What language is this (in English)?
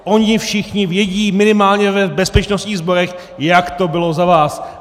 Czech